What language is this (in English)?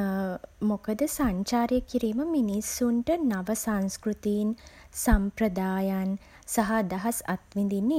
Sinhala